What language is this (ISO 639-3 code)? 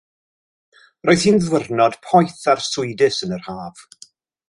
cym